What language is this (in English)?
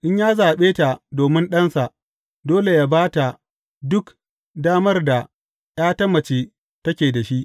Hausa